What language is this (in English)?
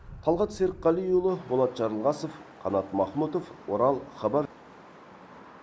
Kazakh